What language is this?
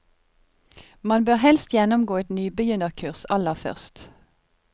Norwegian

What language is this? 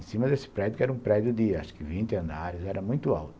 Portuguese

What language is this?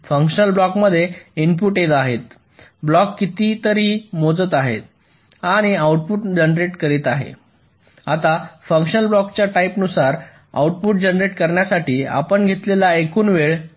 Marathi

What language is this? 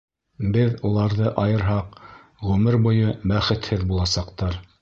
Bashkir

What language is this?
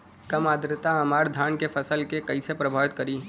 Bhojpuri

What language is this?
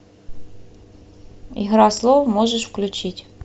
Russian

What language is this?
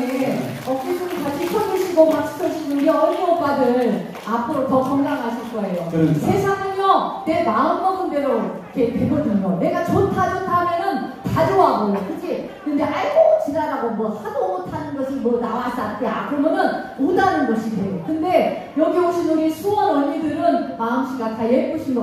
Korean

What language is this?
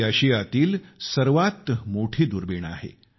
Marathi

